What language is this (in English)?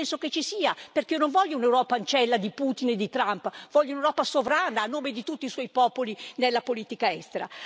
Italian